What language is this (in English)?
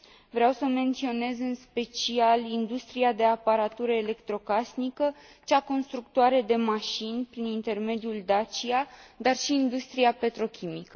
Romanian